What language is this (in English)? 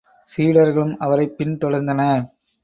Tamil